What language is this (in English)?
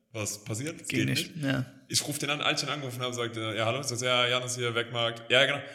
German